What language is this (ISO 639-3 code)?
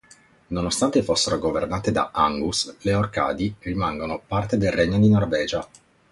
ita